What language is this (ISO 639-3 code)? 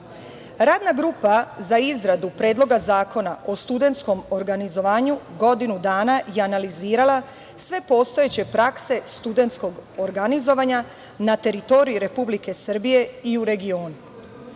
srp